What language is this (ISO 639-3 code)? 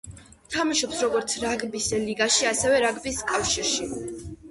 kat